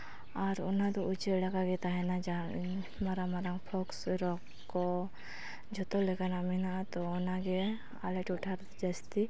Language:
Santali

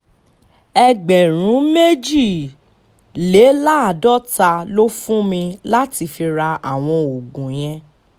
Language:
Yoruba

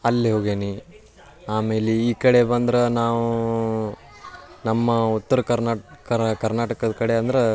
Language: Kannada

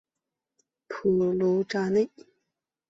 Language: Chinese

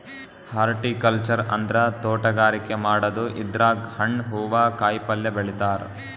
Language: Kannada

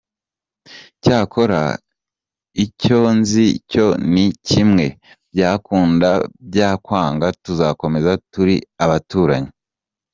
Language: Kinyarwanda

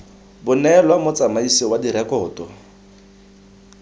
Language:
Tswana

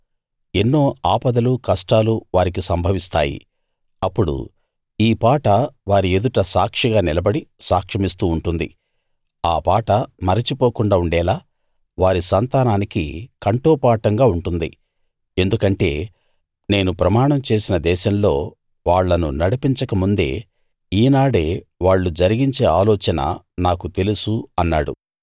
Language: Telugu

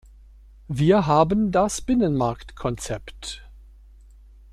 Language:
German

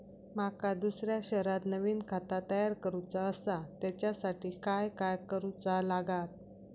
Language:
Marathi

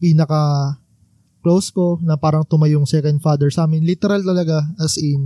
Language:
Filipino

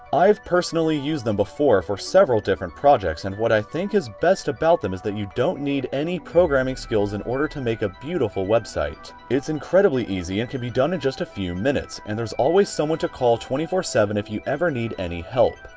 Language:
English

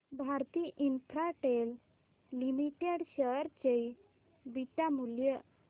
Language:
Marathi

